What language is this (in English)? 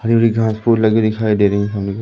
Hindi